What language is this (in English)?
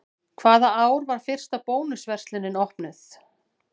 Icelandic